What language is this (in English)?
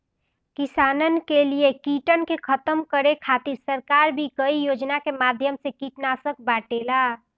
Bhojpuri